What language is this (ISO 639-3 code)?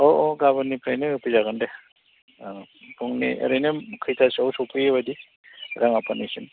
brx